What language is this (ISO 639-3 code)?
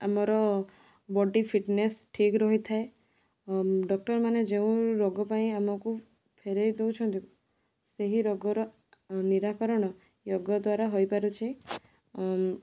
ori